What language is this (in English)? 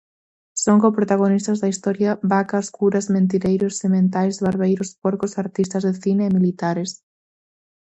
Galician